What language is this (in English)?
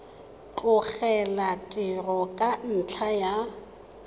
Tswana